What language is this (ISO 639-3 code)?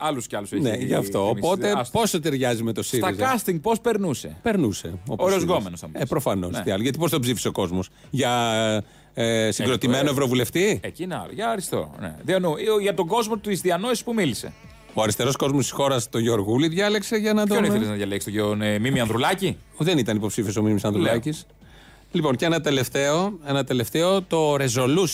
ell